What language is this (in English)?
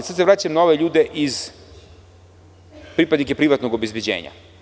Serbian